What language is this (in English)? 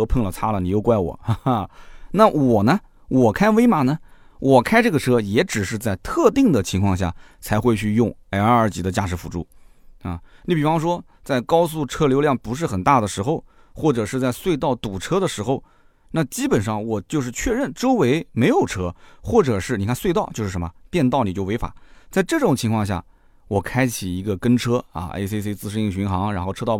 Chinese